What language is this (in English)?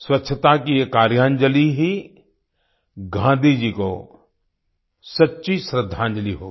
Hindi